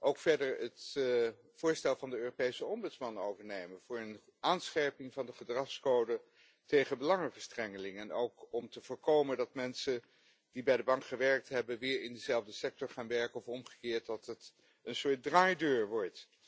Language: Dutch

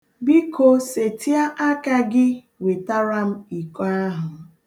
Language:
Igbo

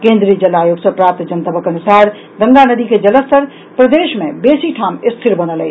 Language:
Maithili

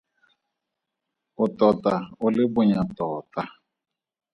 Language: Tswana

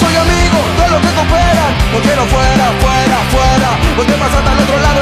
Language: Spanish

